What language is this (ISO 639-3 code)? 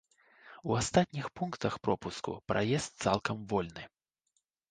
bel